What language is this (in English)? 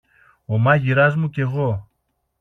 Greek